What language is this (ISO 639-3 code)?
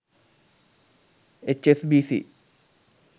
sin